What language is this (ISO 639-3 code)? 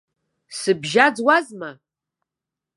abk